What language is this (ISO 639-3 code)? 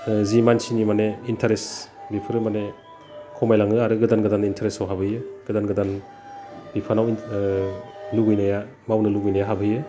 brx